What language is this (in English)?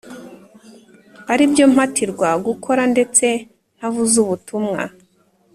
Kinyarwanda